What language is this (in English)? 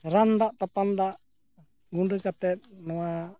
Santali